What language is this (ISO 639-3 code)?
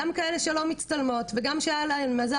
heb